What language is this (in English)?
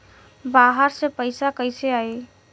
Bhojpuri